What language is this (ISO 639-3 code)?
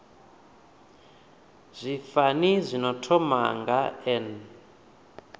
ven